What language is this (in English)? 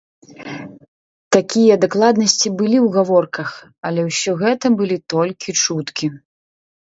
Belarusian